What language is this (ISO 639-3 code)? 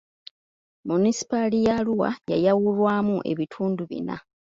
lug